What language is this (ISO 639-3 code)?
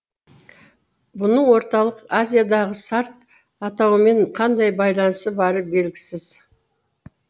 kaz